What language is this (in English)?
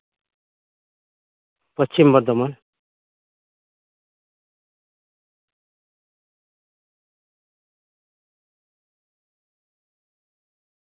Santali